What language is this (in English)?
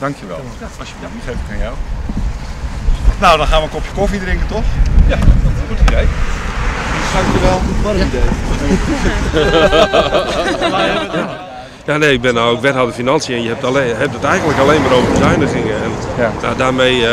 Dutch